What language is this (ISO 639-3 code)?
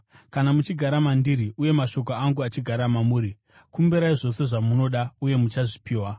sna